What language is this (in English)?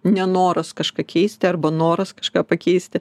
Lithuanian